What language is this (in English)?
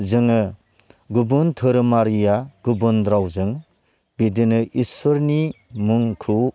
Bodo